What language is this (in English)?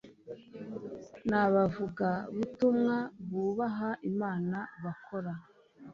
Kinyarwanda